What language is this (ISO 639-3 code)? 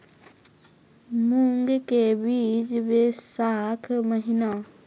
mai